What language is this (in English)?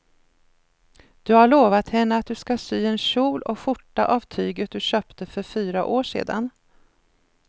Swedish